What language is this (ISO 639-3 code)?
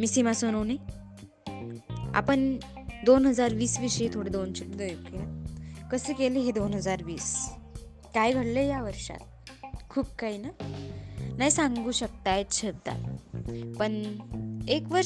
hin